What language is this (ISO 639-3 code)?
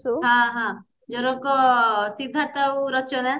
ori